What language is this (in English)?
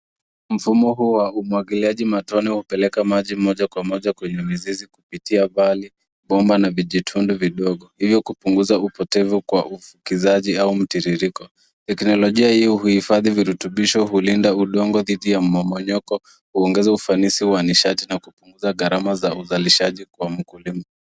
Swahili